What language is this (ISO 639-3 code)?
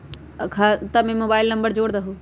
mag